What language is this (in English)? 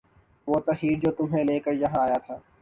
Urdu